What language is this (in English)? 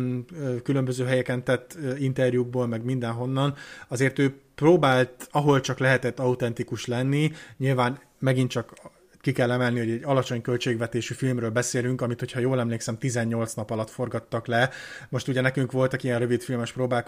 Hungarian